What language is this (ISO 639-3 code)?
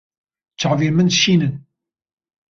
kur